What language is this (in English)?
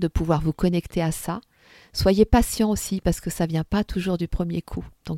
French